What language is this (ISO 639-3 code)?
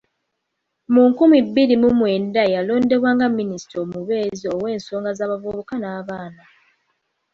lug